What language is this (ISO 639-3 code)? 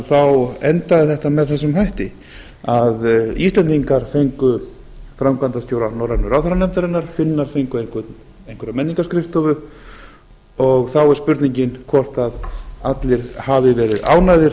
isl